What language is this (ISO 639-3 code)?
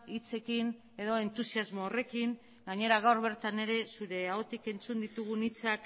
eus